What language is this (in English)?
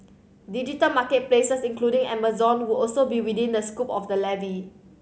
English